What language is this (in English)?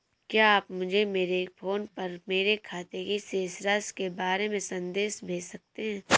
Hindi